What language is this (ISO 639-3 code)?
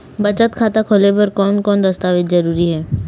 hne